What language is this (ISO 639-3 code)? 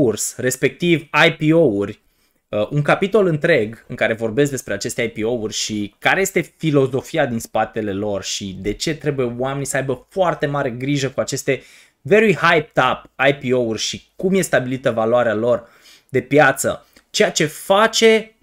ron